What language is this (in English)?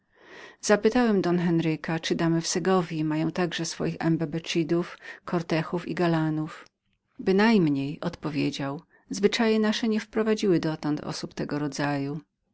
Polish